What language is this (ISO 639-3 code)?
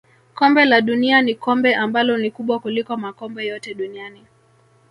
swa